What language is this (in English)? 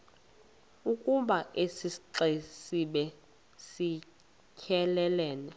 Xhosa